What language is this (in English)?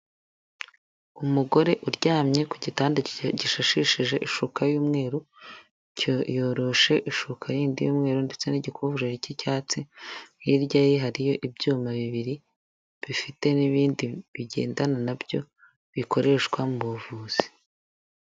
Kinyarwanda